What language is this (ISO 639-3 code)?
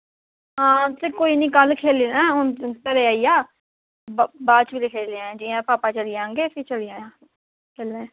doi